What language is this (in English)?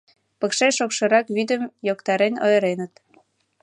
Mari